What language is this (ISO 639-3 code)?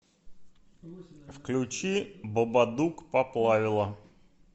rus